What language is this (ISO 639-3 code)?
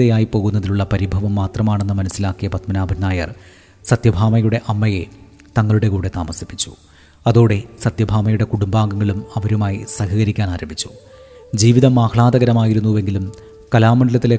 mal